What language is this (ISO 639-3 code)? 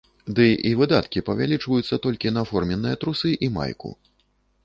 bel